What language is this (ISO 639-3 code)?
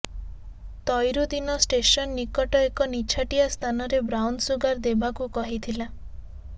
ori